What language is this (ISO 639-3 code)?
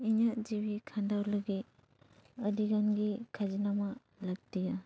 sat